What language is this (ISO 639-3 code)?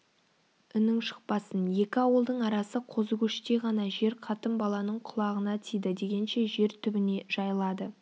kaz